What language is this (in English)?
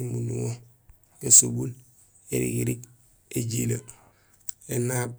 Gusilay